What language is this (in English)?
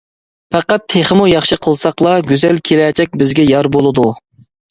Uyghur